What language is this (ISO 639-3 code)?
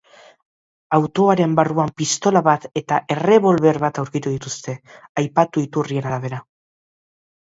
eus